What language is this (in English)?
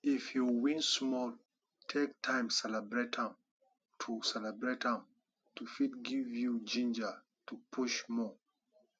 Nigerian Pidgin